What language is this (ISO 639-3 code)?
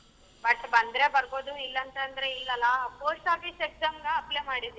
kan